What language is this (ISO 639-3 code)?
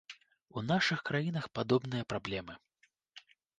bel